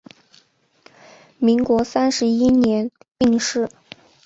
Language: Chinese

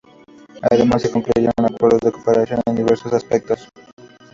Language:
Spanish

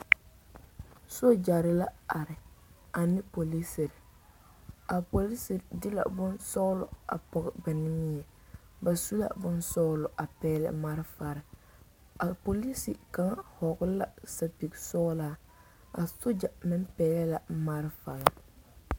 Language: Southern Dagaare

